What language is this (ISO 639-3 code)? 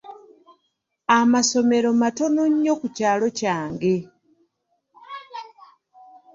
lug